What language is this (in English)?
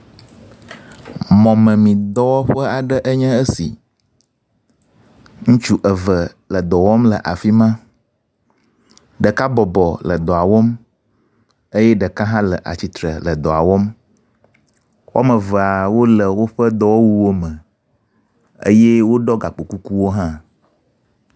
Ewe